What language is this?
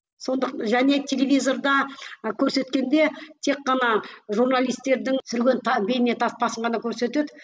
Kazakh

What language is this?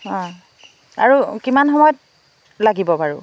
Assamese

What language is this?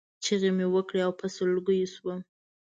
Pashto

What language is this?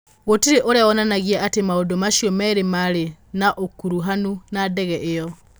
Kikuyu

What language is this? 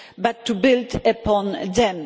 English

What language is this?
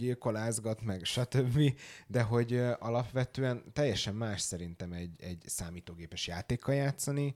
Hungarian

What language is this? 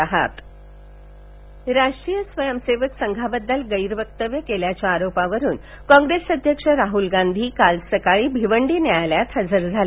Marathi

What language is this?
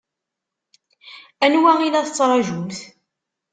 Kabyle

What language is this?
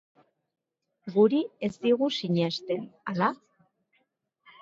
Basque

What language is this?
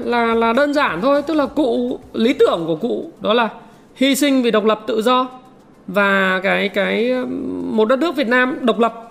Vietnamese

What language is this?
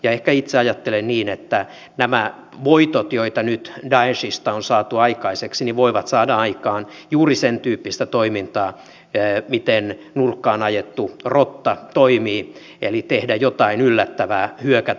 Finnish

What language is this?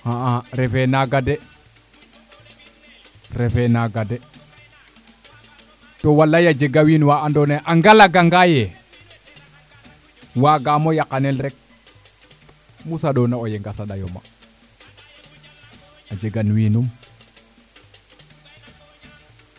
Serer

